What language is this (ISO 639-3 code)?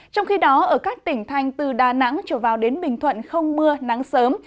vie